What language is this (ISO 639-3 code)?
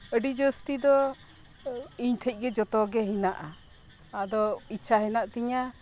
sat